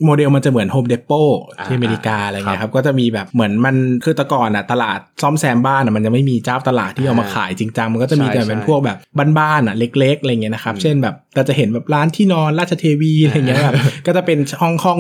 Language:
Thai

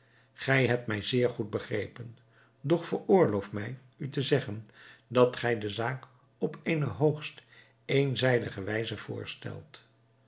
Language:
Dutch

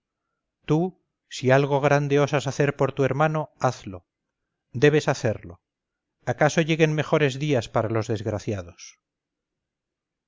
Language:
Spanish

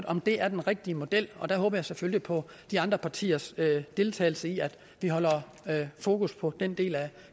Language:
Danish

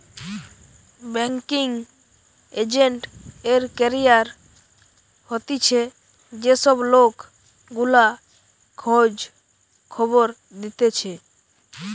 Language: Bangla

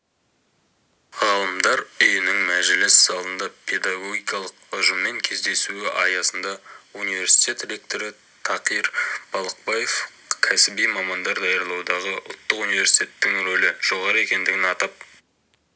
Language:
Kazakh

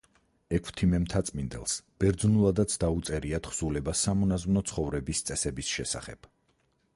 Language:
Georgian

